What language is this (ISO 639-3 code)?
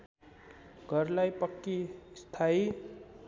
nep